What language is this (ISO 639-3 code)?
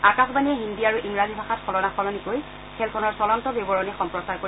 asm